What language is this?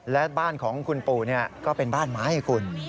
Thai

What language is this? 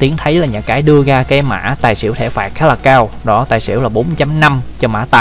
Vietnamese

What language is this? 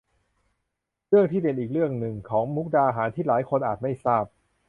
Thai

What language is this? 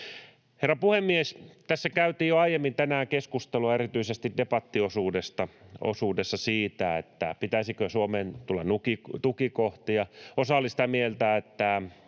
Finnish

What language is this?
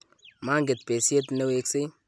Kalenjin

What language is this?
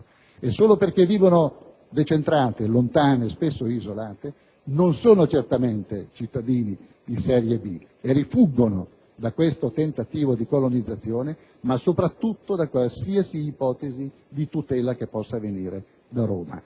Italian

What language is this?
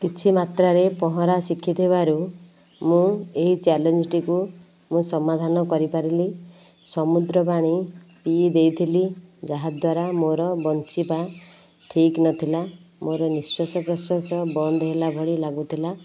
Odia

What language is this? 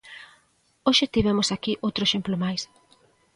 Galician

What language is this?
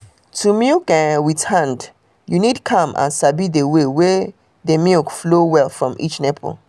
Nigerian Pidgin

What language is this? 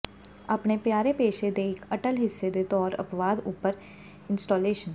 Punjabi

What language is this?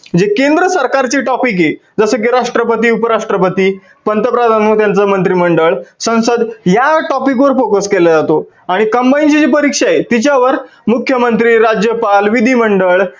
Marathi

